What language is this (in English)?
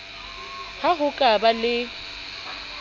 Southern Sotho